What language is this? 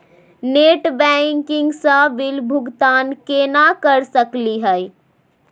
Magahi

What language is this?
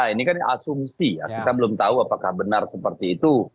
Indonesian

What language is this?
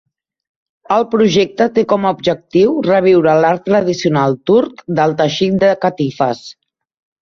Catalan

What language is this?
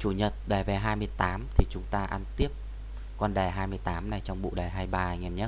Vietnamese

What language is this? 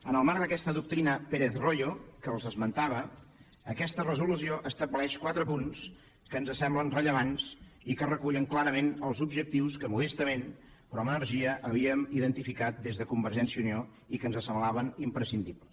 Catalan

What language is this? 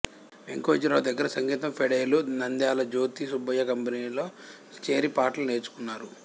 Telugu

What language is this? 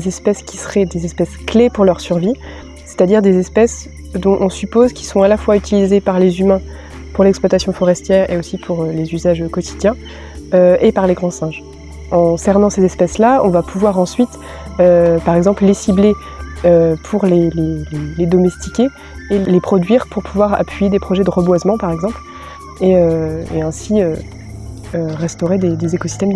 French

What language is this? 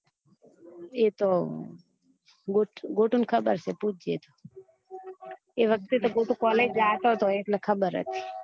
Gujarati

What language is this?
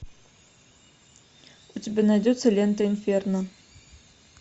Russian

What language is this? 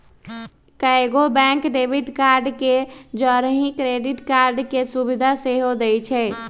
Magahi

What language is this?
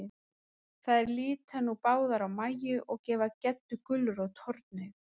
Icelandic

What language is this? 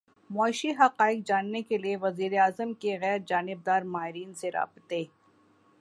Urdu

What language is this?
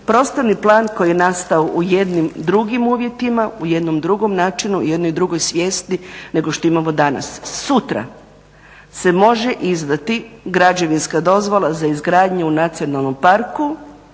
Croatian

